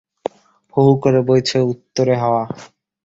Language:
Bangla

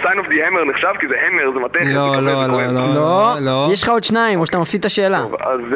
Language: Hebrew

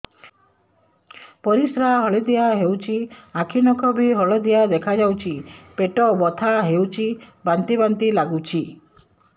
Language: Odia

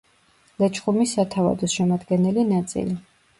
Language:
Georgian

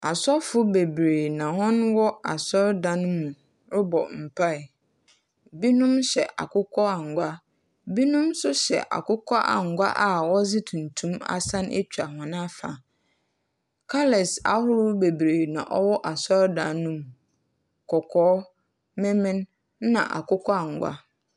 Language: Akan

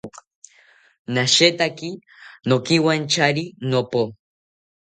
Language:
South Ucayali Ashéninka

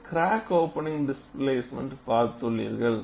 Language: Tamil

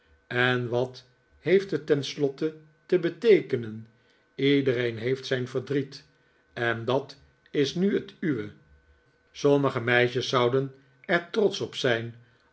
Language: Dutch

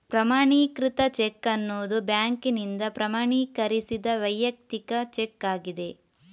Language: Kannada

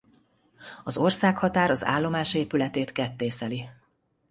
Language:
Hungarian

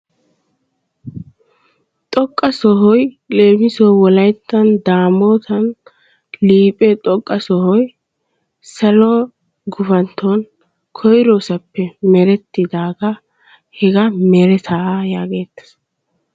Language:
Wolaytta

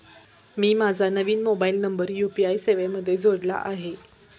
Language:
Marathi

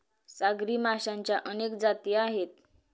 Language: Marathi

